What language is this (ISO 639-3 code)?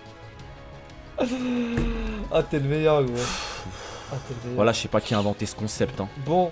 fra